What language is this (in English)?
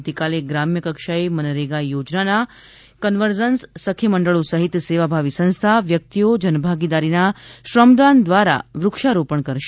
Gujarati